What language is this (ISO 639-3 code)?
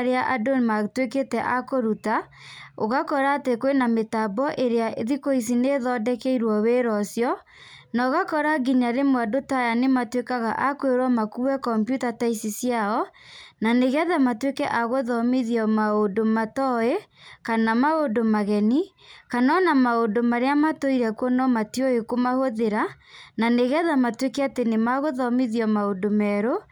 kik